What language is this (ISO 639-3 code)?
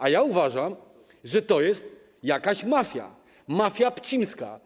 pol